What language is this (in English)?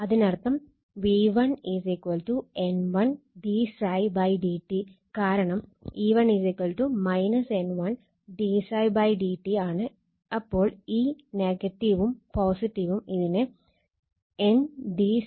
Malayalam